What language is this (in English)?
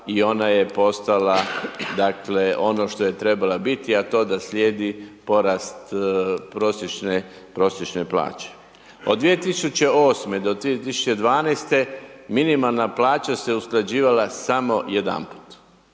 Croatian